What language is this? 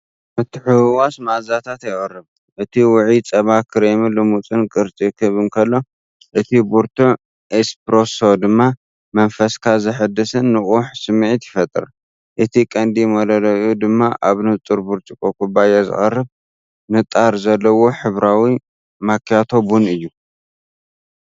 Tigrinya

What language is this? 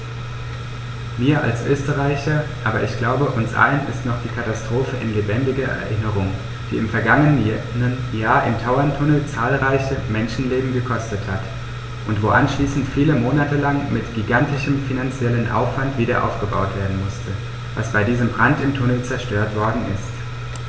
German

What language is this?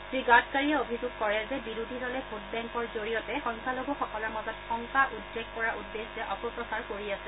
Assamese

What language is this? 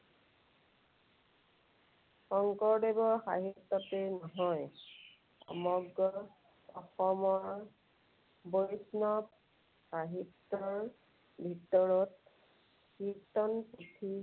Assamese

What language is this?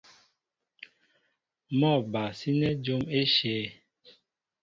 Mbo (Cameroon)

